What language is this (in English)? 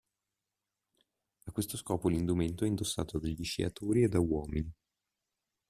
Italian